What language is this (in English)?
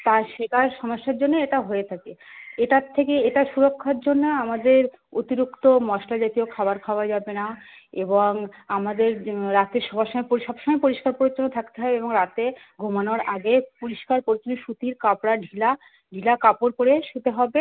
Bangla